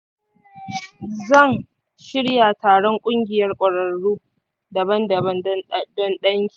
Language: Hausa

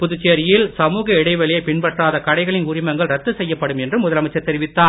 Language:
Tamil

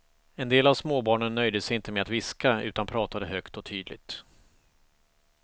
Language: Swedish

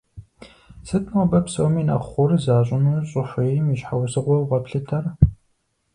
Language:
Kabardian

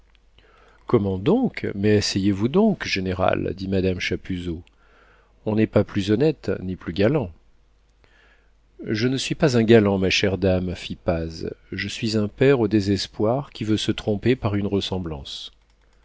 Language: French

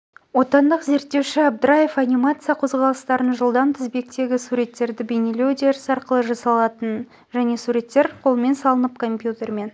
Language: Kazakh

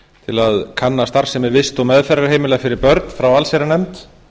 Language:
Icelandic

